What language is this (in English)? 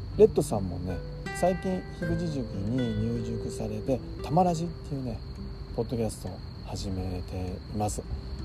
Japanese